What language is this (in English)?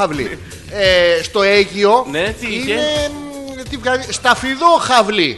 Greek